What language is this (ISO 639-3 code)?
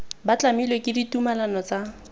tsn